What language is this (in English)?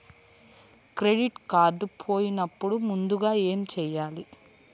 Telugu